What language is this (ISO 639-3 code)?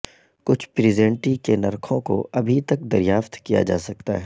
urd